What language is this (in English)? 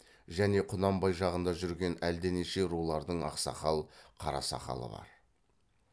Kazakh